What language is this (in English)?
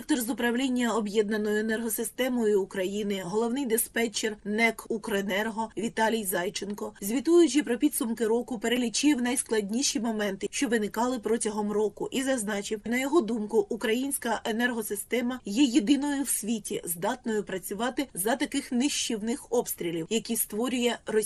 Ukrainian